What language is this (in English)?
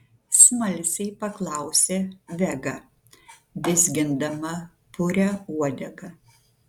Lithuanian